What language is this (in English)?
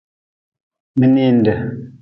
Nawdm